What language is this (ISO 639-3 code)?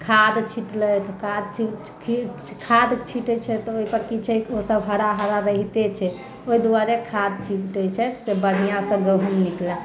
mai